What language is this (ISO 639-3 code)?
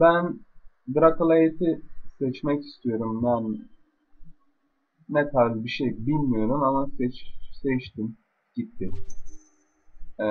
tur